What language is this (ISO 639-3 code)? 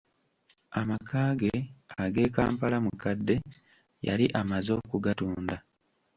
lug